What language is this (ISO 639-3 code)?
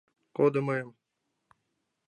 chm